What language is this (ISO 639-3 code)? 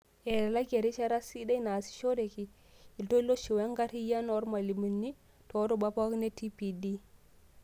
mas